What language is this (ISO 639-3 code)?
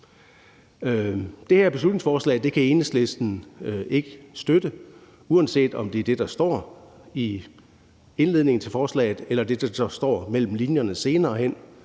dan